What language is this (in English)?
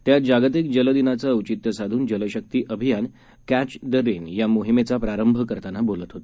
Marathi